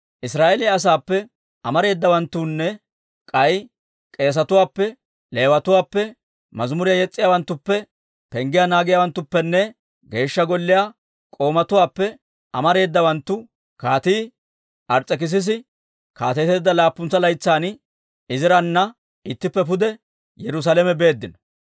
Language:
Dawro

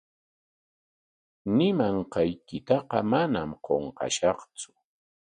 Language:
Corongo Ancash Quechua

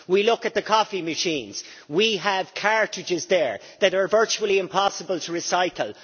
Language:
English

